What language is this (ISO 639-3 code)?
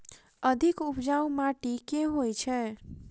mai